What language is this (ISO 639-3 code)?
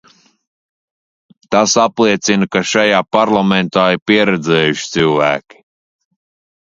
lav